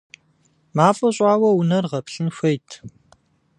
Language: Kabardian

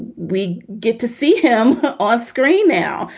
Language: English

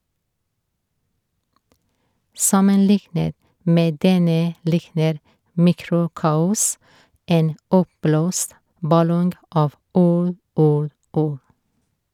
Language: Norwegian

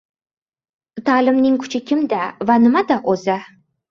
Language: Uzbek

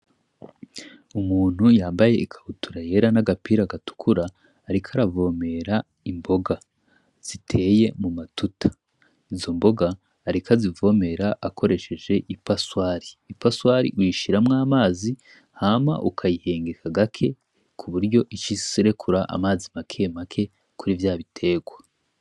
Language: Rundi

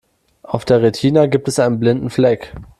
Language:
German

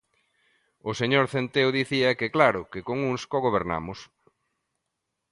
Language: Galician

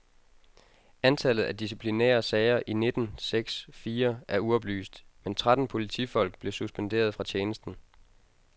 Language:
Danish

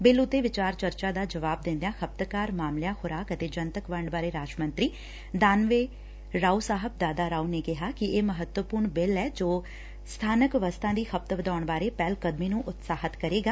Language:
Punjabi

